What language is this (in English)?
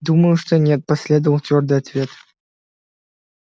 Russian